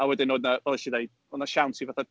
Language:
Welsh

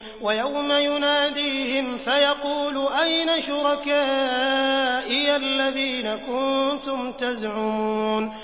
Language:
Arabic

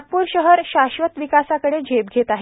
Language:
Marathi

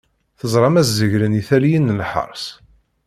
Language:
Kabyle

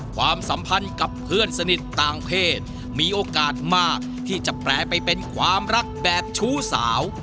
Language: Thai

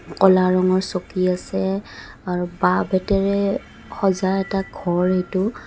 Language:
Assamese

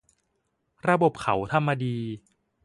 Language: Thai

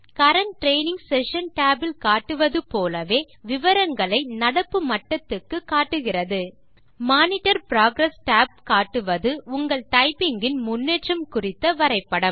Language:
Tamil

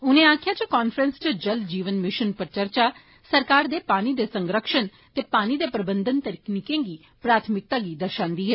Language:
Dogri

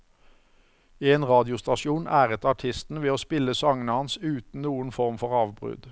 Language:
Norwegian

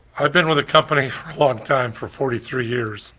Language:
English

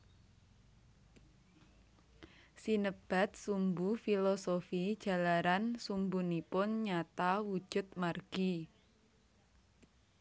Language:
Javanese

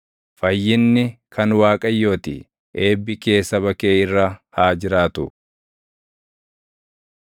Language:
Oromo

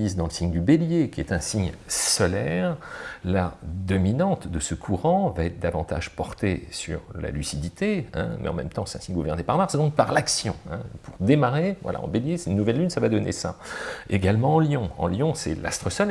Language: French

